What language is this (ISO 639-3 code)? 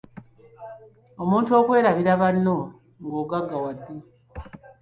lug